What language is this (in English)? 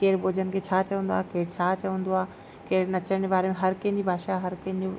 Sindhi